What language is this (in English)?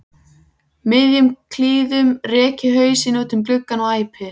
Icelandic